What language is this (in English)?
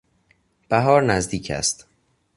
Persian